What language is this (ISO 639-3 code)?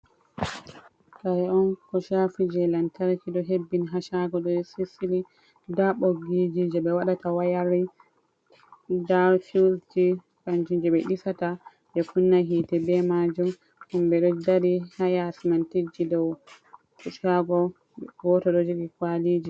ful